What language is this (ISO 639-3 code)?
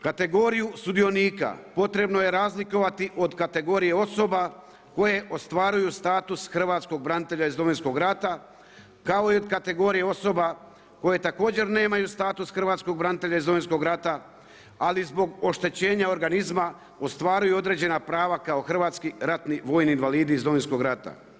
hrv